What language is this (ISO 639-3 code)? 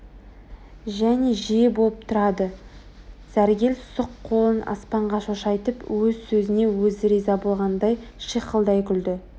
kaz